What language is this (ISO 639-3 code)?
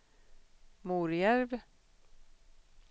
swe